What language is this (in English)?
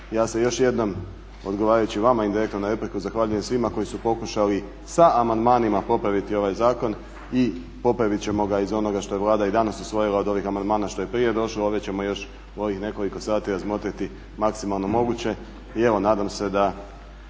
Croatian